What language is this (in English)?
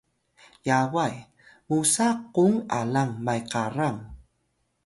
Atayal